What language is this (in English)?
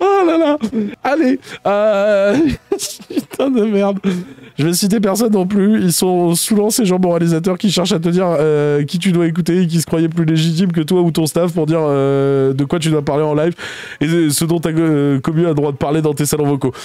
French